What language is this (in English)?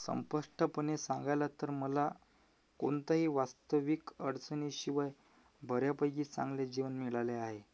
Marathi